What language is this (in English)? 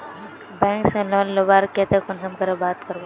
Magahi